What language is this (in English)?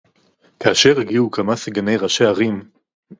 Hebrew